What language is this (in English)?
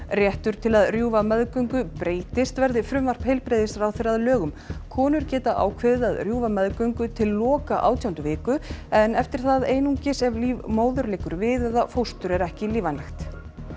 Icelandic